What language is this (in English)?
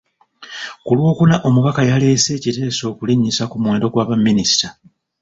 Ganda